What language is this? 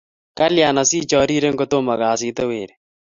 Kalenjin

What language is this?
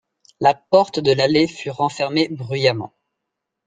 French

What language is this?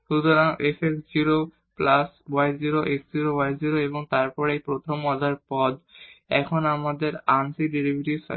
Bangla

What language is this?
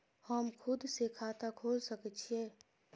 Maithili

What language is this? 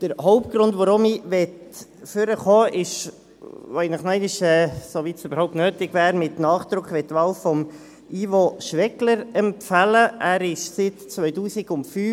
Swiss German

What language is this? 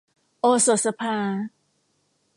Thai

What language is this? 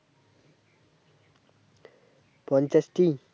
Bangla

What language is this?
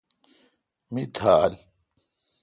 Kalkoti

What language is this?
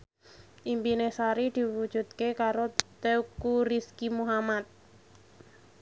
Javanese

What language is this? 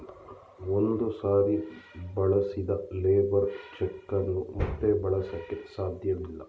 Kannada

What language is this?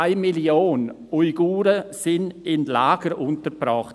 Swiss German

